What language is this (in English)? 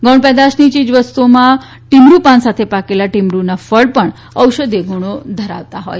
Gujarati